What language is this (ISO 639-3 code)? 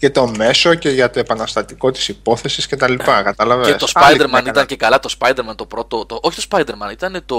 ell